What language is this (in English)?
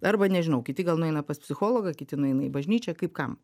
Lithuanian